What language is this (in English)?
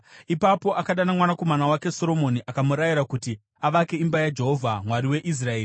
Shona